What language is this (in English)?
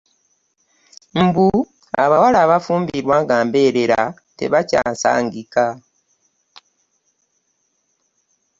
Ganda